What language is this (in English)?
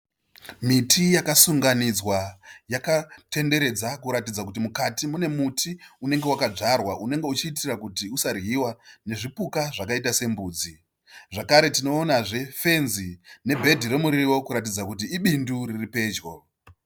Shona